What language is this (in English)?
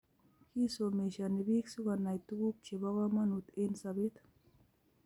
Kalenjin